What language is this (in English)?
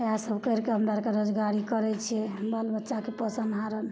Maithili